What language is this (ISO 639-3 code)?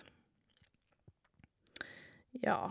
nor